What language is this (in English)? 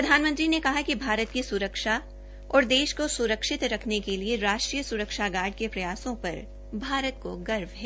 Hindi